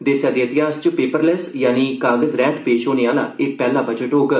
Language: Dogri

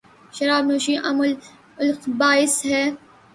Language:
Urdu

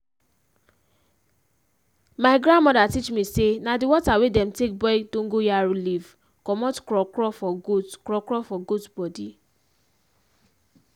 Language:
Nigerian Pidgin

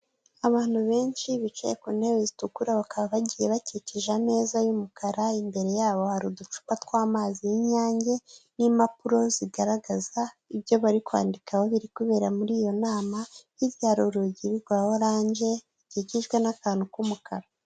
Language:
Kinyarwanda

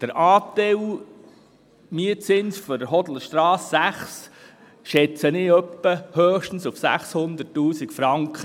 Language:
Swiss German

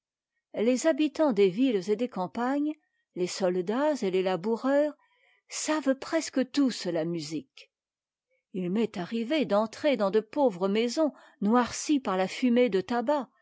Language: French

